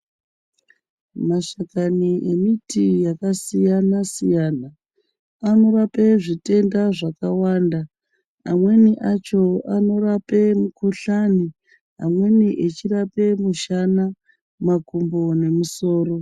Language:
Ndau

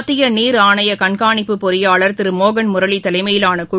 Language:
Tamil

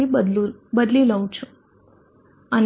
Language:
Gujarati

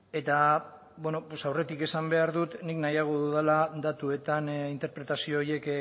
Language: Basque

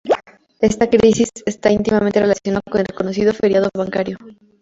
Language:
Spanish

